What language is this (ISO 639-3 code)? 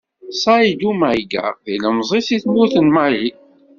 kab